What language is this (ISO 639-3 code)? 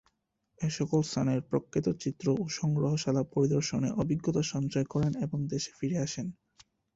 ben